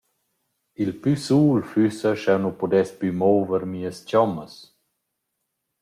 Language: Romansh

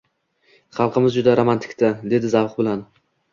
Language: Uzbek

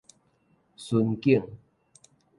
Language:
Min Nan Chinese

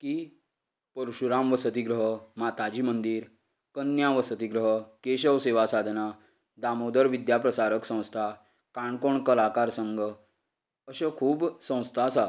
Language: Konkani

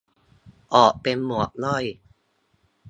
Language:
Thai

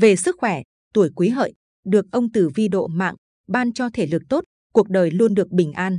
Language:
Vietnamese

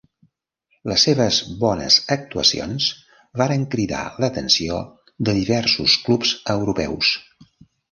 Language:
Catalan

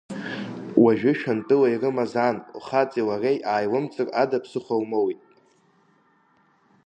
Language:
Abkhazian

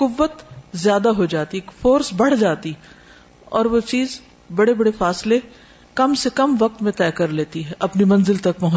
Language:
Urdu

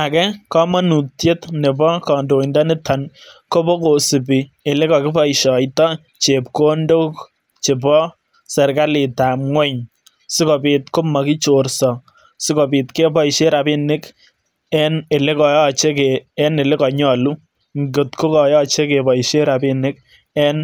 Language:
Kalenjin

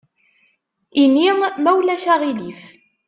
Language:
Kabyle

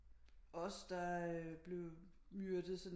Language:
Danish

